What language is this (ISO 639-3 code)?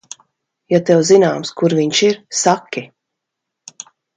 lav